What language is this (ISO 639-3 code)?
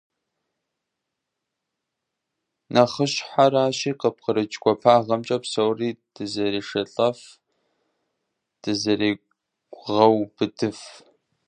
kbd